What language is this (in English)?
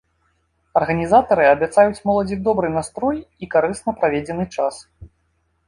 Belarusian